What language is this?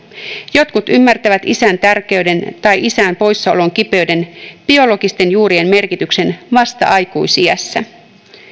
Finnish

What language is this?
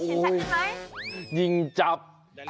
Thai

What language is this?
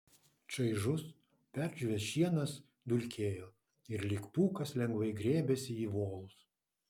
Lithuanian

